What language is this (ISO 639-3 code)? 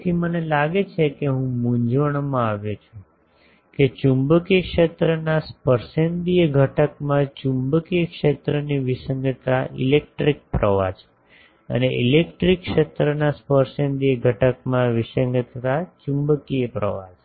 guj